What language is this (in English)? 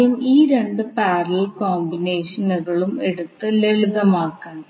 Malayalam